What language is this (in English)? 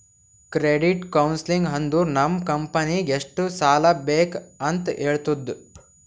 Kannada